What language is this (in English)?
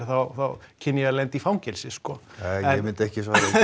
Icelandic